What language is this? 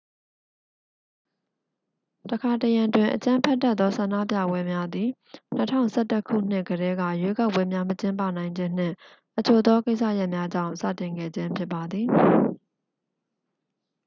Burmese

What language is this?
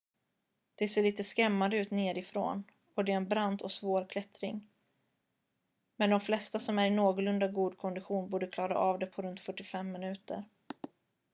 Swedish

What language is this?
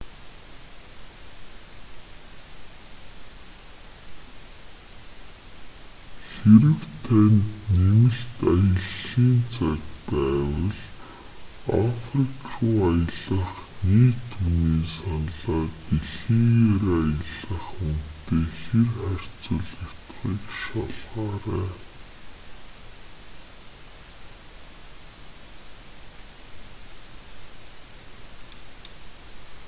Mongolian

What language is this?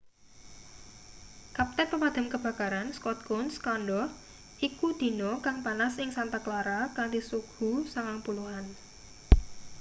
Javanese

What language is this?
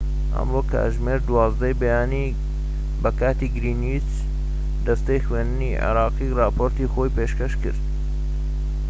Central Kurdish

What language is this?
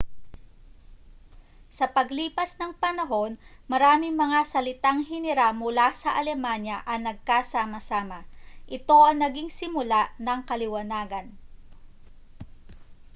Filipino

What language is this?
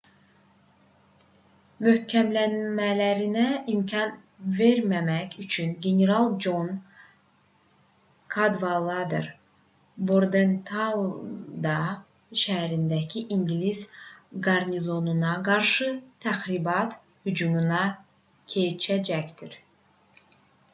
Azerbaijani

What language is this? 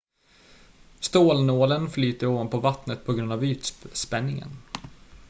Swedish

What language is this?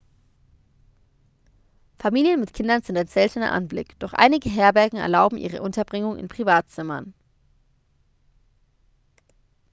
German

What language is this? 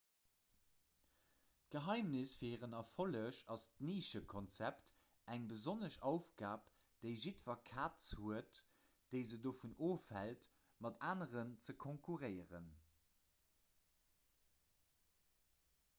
Luxembourgish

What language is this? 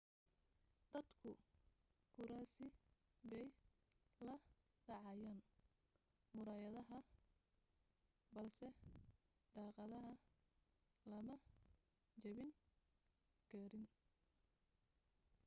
Somali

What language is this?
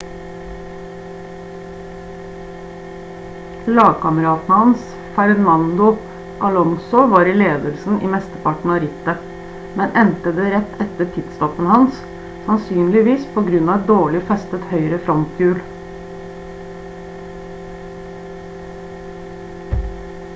Norwegian Bokmål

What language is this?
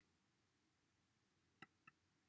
Welsh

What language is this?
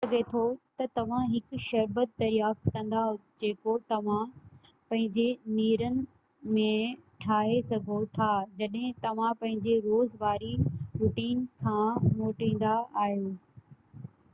Sindhi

